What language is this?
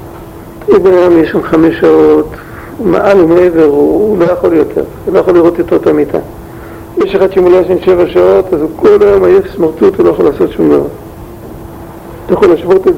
Hebrew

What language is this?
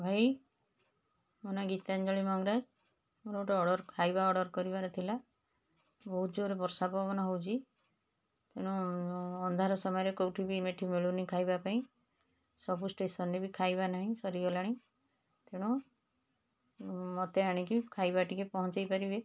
Odia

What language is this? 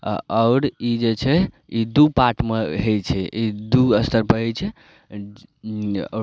Maithili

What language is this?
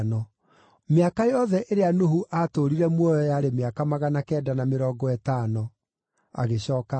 Kikuyu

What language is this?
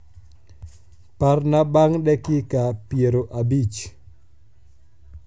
Luo (Kenya and Tanzania)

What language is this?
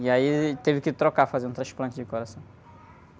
Portuguese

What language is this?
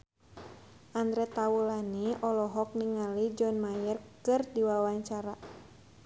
Sundanese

